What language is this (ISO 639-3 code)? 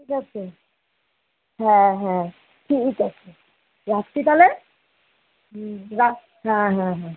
ben